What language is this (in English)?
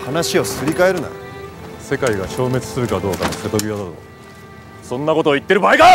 Japanese